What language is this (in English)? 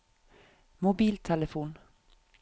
Norwegian